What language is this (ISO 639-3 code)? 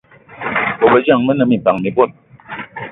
eto